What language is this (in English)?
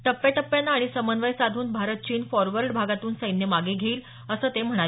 Marathi